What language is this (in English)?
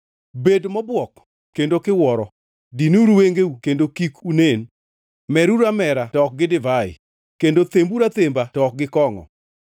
Luo (Kenya and Tanzania)